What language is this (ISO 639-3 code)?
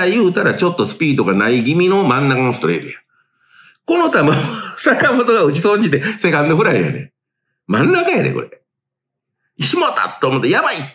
jpn